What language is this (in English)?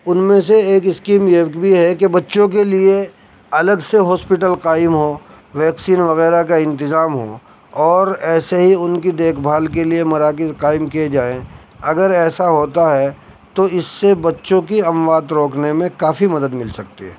Urdu